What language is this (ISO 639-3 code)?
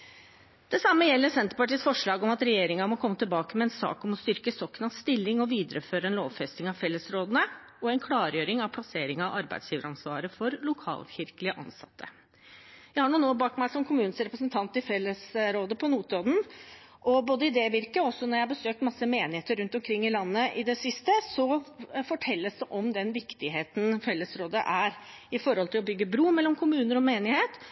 nob